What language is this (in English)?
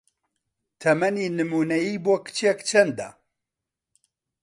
Central Kurdish